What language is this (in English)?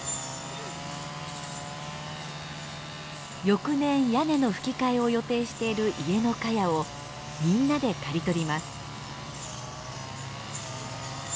Japanese